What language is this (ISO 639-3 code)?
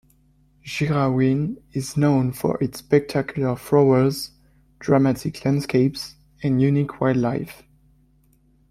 eng